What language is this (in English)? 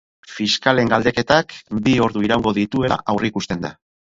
Basque